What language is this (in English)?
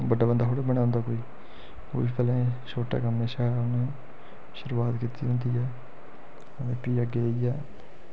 Dogri